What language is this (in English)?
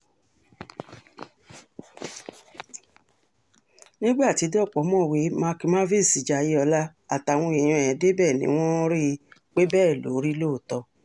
Yoruba